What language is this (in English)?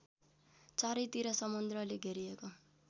Nepali